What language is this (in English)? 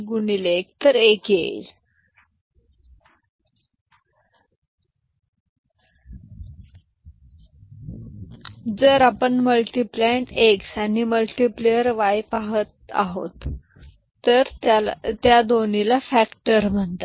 Marathi